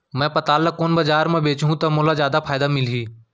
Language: Chhattisgarhi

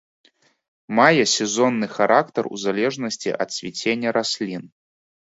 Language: Belarusian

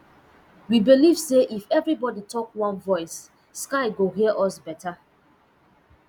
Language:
Nigerian Pidgin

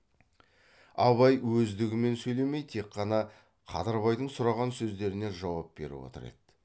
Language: Kazakh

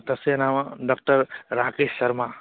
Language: Sanskrit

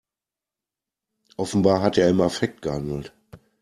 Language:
German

